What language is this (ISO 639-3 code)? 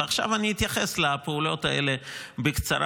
heb